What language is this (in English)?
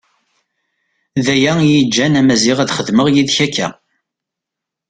Kabyle